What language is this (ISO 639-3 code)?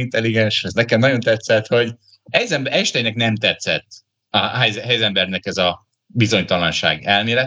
hun